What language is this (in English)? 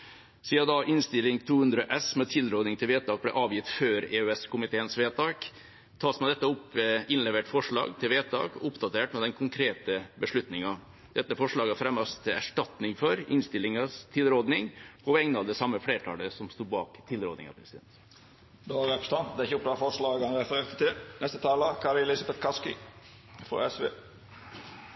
Norwegian